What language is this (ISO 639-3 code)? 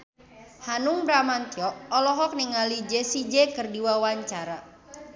sun